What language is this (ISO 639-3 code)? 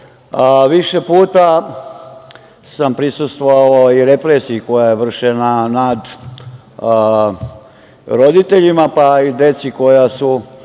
srp